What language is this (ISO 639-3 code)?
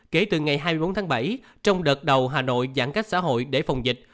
vie